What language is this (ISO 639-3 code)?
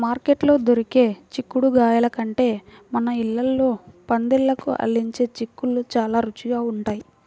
tel